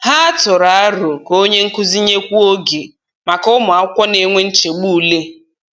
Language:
Igbo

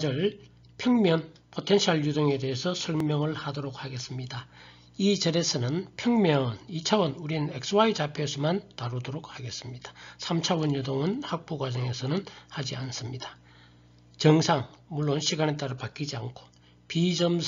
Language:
Korean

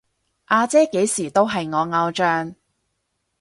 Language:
Cantonese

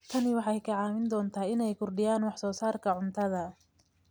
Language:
Somali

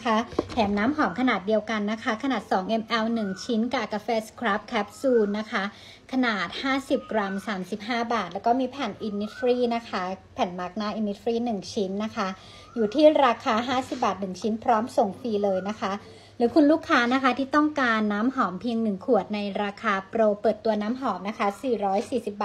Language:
Thai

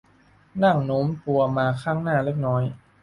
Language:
Thai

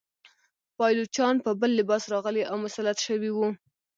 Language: Pashto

